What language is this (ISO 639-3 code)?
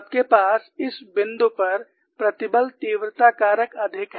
hin